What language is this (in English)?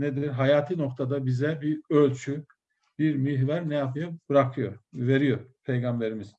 Turkish